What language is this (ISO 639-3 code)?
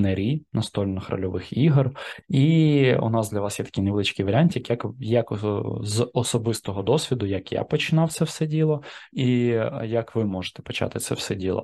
ukr